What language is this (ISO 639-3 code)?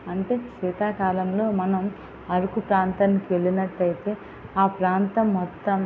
tel